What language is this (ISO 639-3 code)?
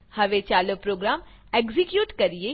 guj